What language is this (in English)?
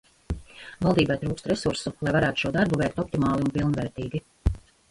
Latvian